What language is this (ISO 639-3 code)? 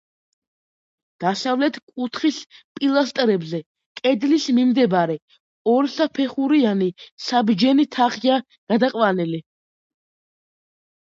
kat